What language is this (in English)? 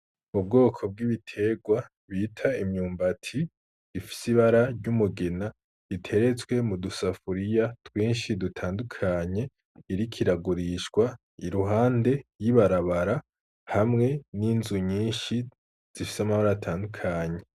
Rundi